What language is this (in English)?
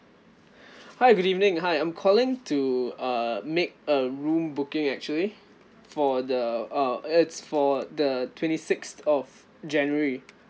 English